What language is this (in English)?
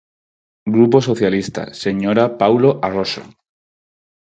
Galician